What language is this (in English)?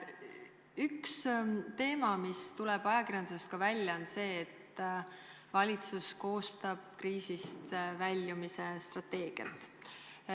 Estonian